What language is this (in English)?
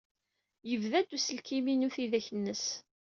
Kabyle